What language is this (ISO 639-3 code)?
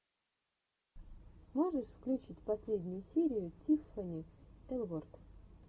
rus